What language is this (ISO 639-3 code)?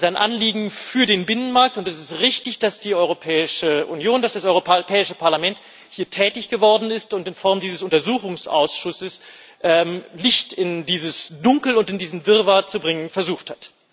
deu